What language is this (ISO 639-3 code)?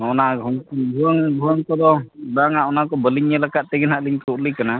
sat